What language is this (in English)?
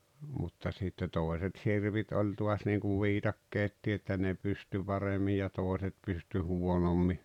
Finnish